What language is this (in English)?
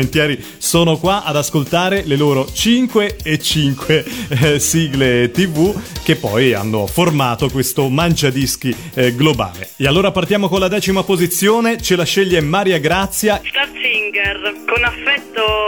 Italian